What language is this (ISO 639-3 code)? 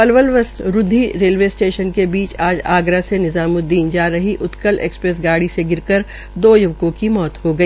hin